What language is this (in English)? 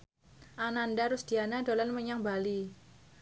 Javanese